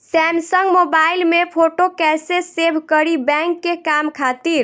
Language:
Bhojpuri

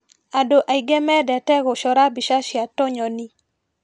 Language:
Kikuyu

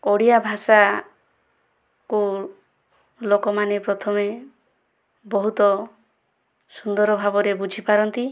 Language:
Odia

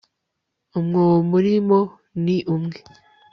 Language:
Kinyarwanda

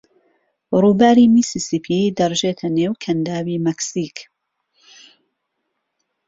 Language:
Central Kurdish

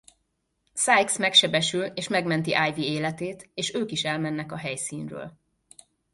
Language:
Hungarian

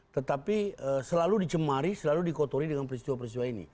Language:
Indonesian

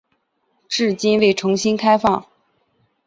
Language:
Chinese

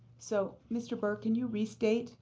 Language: English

